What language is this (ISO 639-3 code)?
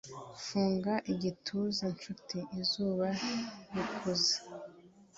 kin